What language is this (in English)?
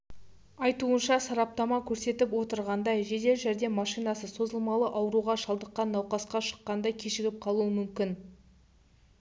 Kazakh